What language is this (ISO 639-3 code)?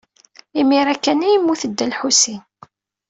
kab